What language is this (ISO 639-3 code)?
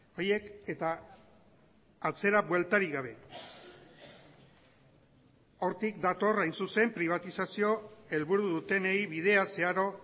eus